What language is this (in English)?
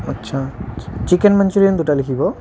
Assamese